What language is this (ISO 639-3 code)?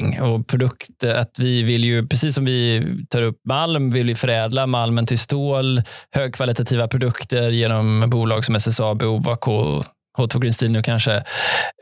swe